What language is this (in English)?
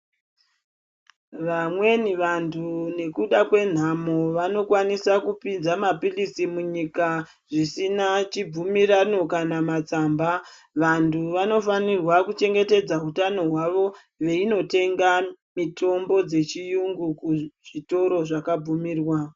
Ndau